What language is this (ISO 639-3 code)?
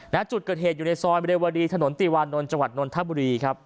tha